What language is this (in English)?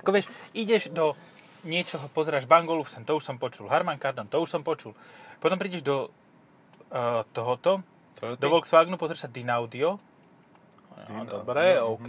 Slovak